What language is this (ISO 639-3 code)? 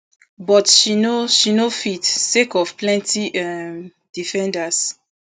pcm